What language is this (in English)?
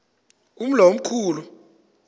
Xhosa